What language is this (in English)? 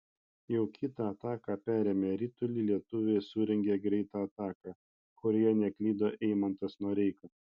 Lithuanian